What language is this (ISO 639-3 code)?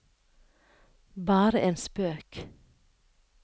nor